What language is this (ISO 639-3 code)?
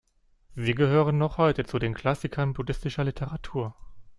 deu